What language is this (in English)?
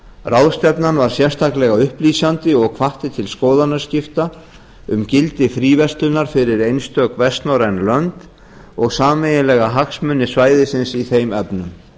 Icelandic